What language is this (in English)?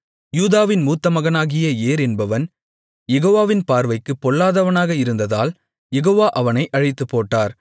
Tamil